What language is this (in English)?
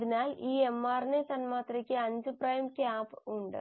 Malayalam